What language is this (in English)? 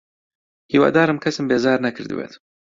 Central Kurdish